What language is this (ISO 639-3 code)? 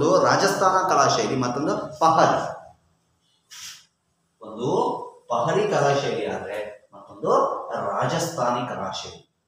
hin